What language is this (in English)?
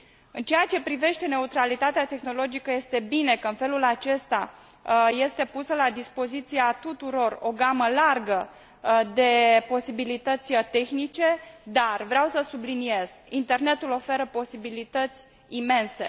Romanian